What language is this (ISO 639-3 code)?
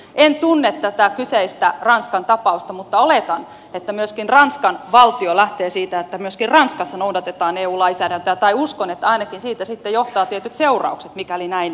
fin